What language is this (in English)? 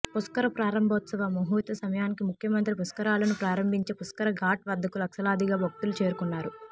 Telugu